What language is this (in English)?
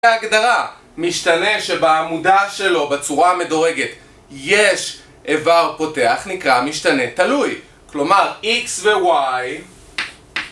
Hebrew